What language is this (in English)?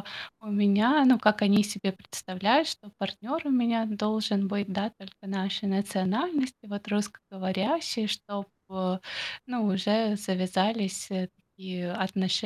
Russian